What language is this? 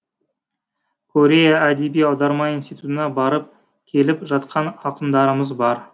Kazakh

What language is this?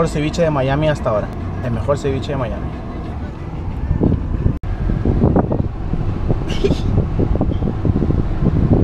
Spanish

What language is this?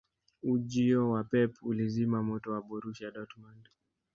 Swahili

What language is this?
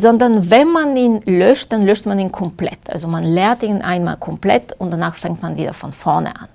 German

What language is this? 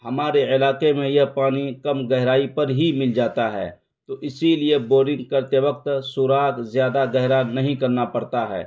Urdu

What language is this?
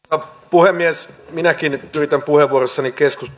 Finnish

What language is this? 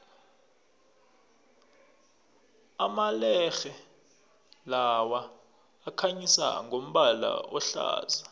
South Ndebele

